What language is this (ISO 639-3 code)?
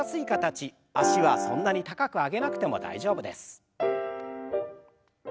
jpn